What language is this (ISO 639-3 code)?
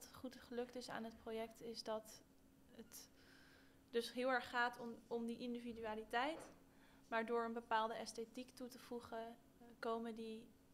nld